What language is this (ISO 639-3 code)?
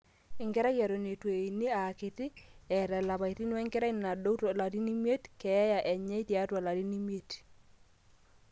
mas